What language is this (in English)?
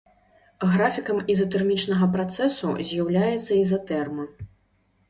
Belarusian